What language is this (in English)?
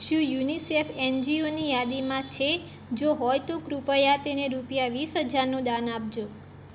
Gujarati